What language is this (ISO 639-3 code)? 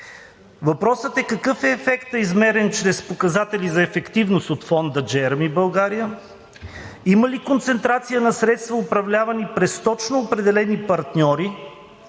bul